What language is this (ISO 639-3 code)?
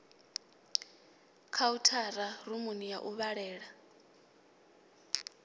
ven